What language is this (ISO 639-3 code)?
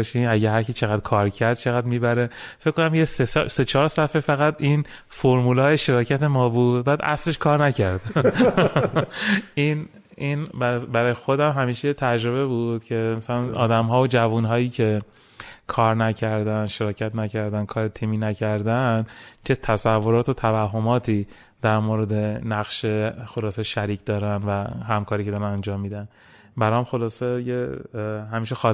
fas